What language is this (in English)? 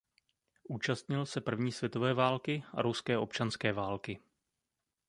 Czech